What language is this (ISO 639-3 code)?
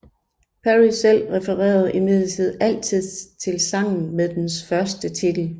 dan